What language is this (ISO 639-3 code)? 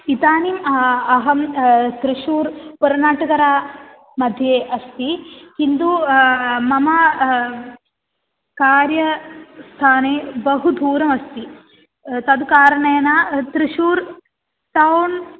san